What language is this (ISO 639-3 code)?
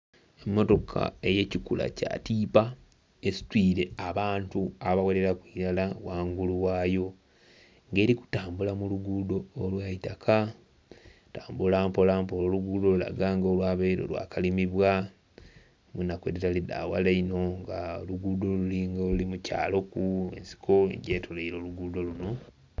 xog